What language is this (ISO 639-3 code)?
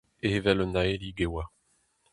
bre